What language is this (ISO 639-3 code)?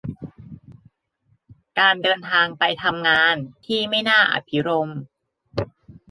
tha